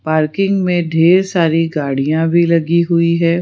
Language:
Hindi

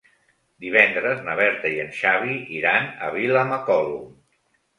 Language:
Catalan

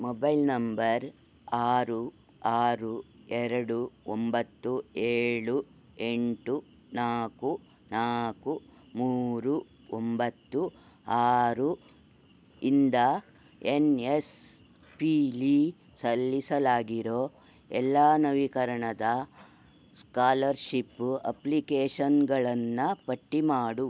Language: Kannada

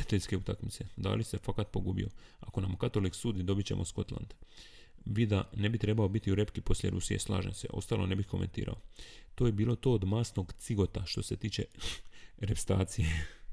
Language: Croatian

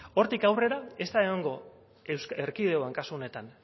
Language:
Basque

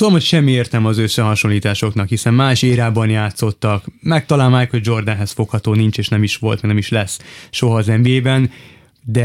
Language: Hungarian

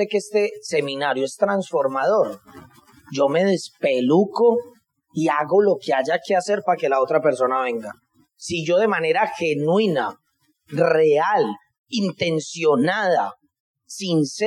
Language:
Spanish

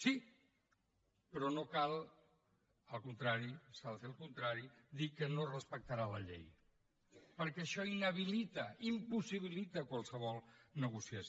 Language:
Catalan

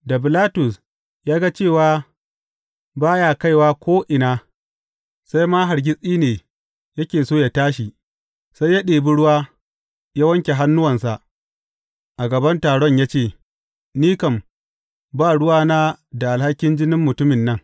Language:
Hausa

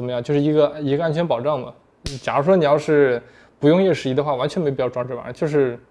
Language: Chinese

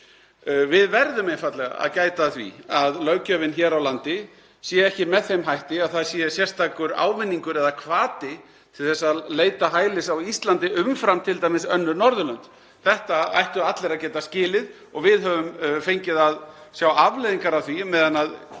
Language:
Icelandic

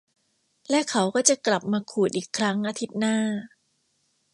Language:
Thai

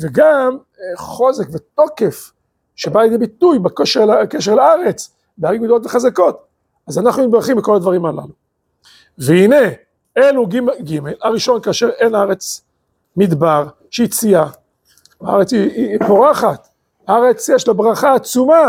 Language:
Hebrew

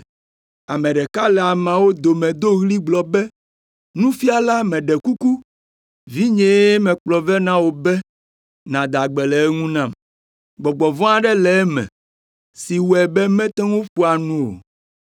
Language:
Ewe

